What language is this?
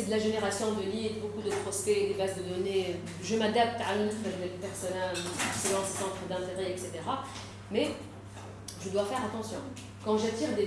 French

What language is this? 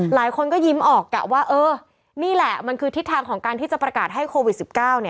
Thai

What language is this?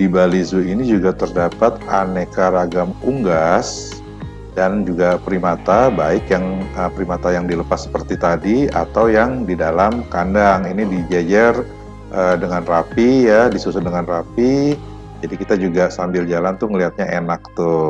Indonesian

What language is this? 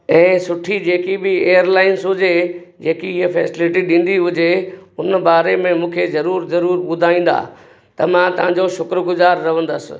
Sindhi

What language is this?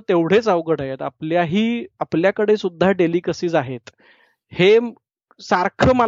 Marathi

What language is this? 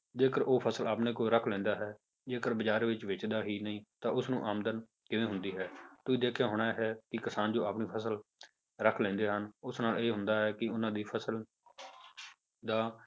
Punjabi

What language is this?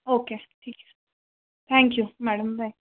Marathi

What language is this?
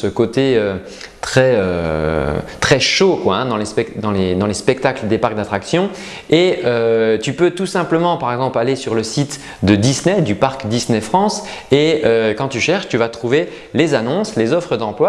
French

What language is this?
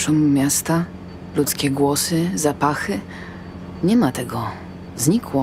Polish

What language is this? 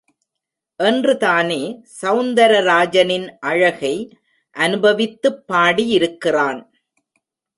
Tamil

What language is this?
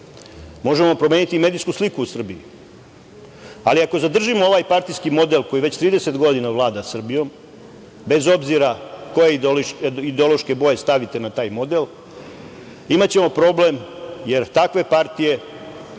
Serbian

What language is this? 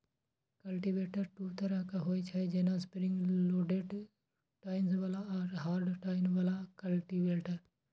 Maithili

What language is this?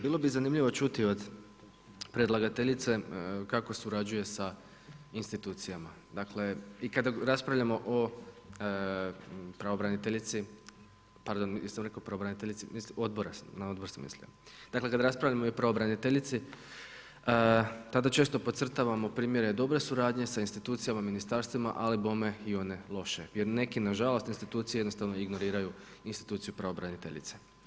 Croatian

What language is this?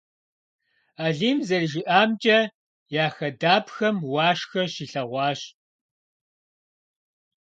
Kabardian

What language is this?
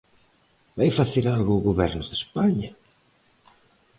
Galician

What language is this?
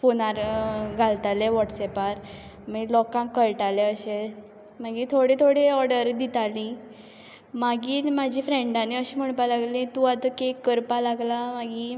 Konkani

